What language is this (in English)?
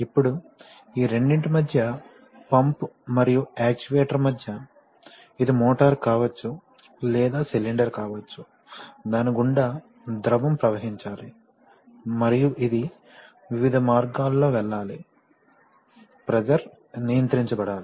Telugu